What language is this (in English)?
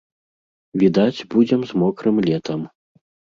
Belarusian